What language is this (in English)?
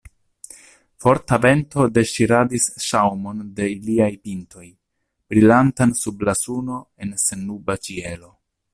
Esperanto